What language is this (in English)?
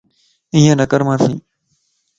Lasi